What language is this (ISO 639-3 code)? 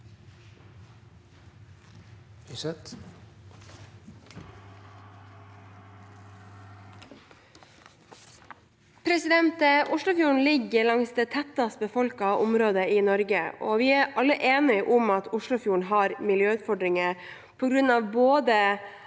nor